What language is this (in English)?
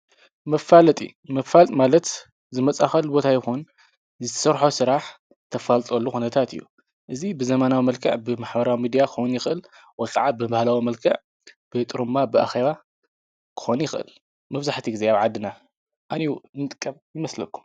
Tigrinya